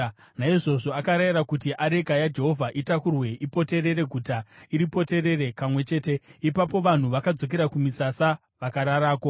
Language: Shona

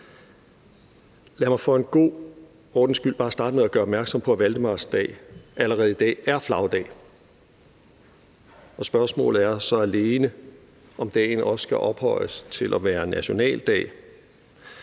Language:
Danish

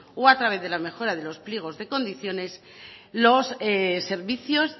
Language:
Spanish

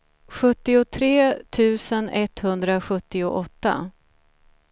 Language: Swedish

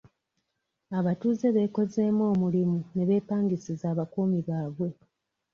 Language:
Ganda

